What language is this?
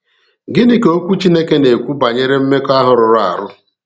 Igbo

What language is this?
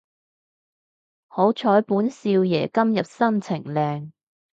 Cantonese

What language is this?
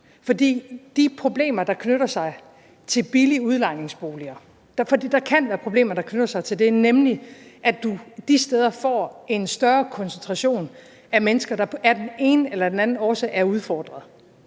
Danish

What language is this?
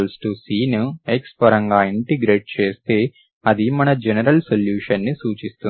Telugu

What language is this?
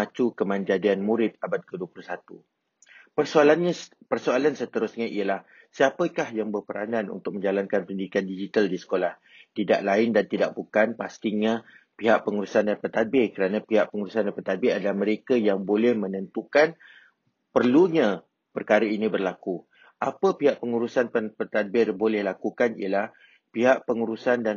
Malay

